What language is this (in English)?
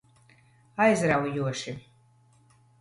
Latvian